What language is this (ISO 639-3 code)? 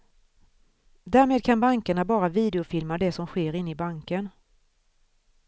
swe